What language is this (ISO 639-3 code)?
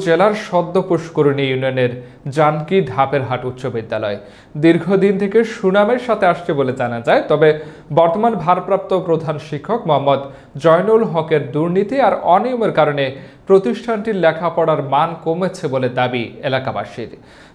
tur